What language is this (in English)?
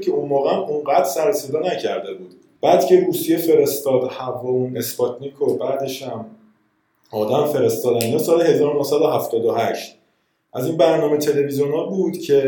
Persian